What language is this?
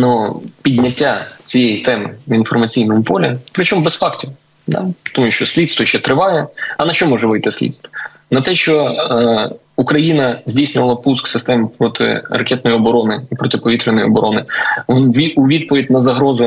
Ukrainian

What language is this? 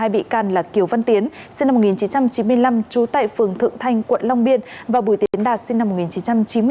Vietnamese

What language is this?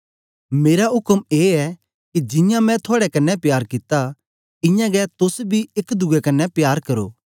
Dogri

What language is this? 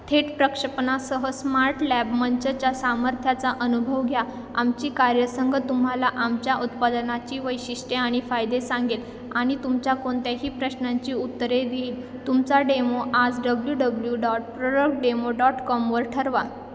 Marathi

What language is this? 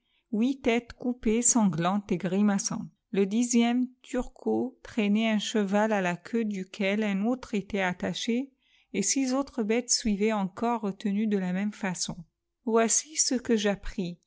French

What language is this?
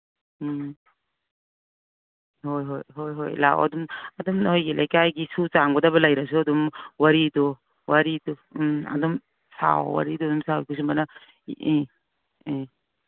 Manipuri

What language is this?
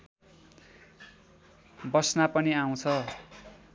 Nepali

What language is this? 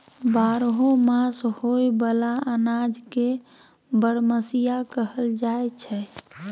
Maithili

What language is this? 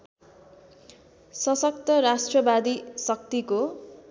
Nepali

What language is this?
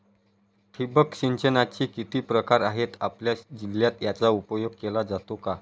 Marathi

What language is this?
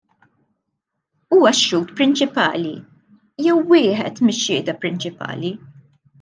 Maltese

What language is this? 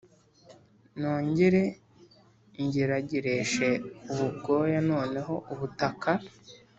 Kinyarwanda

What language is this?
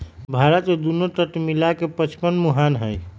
Magahi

